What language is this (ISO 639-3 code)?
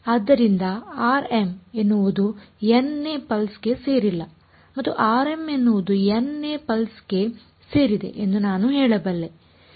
kan